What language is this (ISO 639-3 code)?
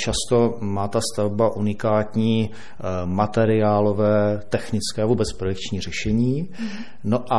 ces